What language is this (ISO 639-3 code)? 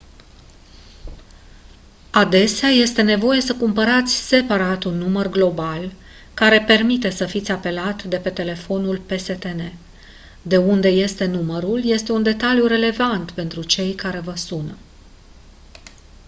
ron